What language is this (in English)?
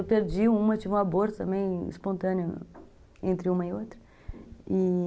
Portuguese